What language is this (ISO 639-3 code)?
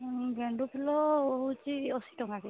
ori